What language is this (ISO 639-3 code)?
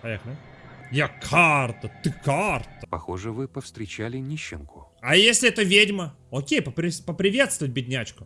rus